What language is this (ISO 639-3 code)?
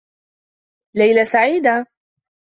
ara